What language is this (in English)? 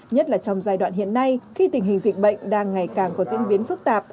Vietnamese